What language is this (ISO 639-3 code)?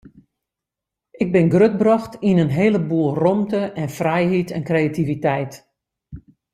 fry